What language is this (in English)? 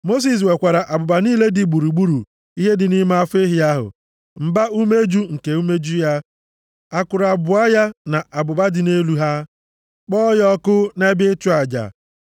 Igbo